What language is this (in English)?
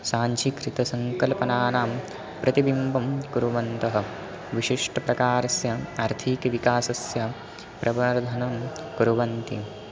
Sanskrit